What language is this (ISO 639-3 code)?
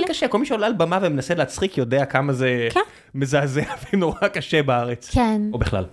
heb